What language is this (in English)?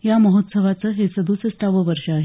Marathi